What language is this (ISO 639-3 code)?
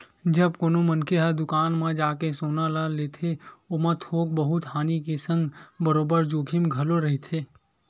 hne